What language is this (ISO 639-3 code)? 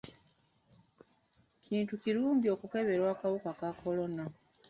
lug